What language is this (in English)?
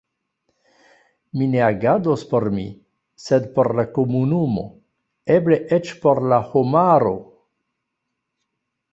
Esperanto